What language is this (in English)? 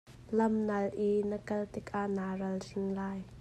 Hakha Chin